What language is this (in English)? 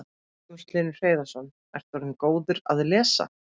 Icelandic